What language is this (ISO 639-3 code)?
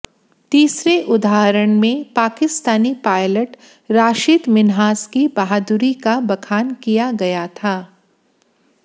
hin